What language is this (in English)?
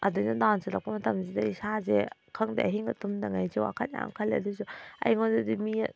Manipuri